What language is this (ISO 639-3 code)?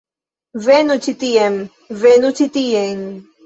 epo